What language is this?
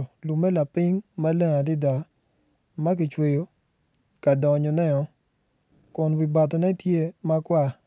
Acoli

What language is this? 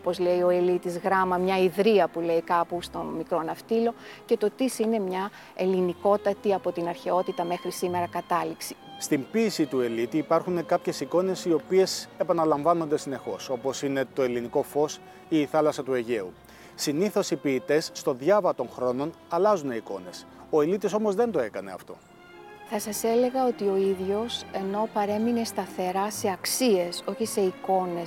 Greek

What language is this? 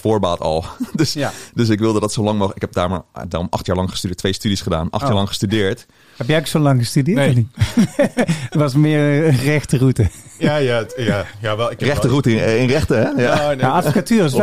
Dutch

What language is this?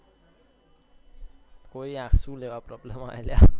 Gujarati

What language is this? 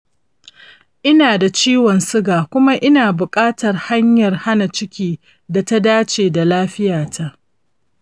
Hausa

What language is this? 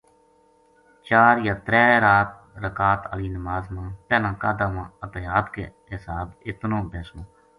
Gujari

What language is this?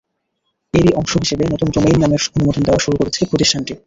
Bangla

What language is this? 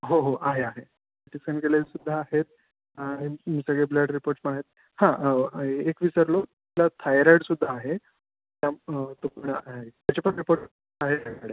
Marathi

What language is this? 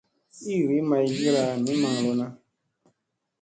Musey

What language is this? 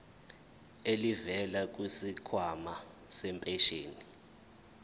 Zulu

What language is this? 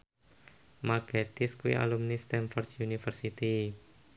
Javanese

